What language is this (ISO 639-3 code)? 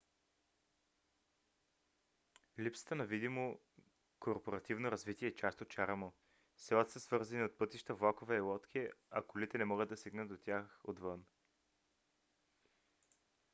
bul